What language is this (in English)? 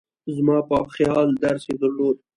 Pashto